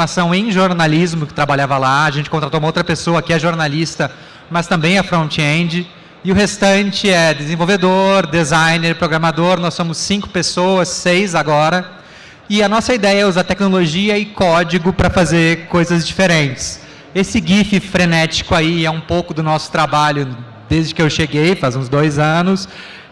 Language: Portuguese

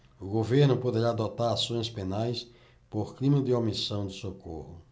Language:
Portuguese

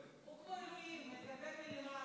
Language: Hebrew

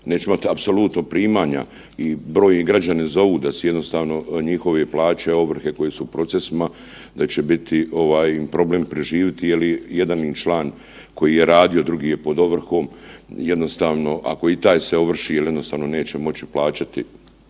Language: Croatian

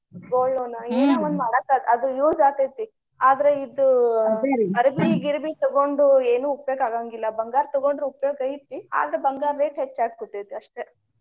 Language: Kannada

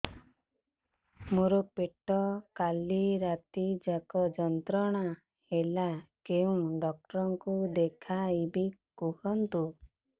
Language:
Odia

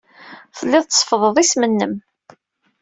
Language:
Kabyle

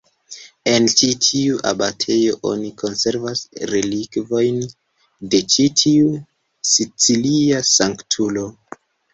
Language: Esperanto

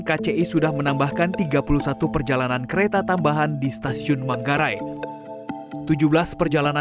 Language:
Indonesian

